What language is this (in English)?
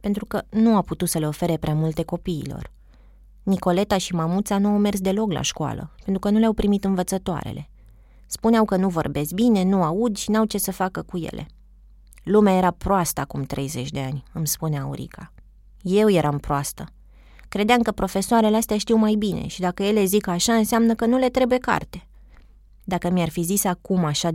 Romanian